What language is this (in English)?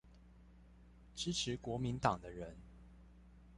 Chinese